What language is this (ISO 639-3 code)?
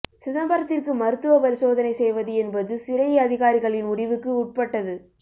tam